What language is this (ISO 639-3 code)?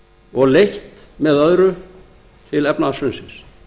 isl